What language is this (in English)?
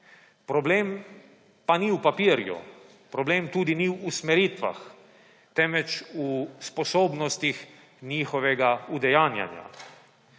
Slovenian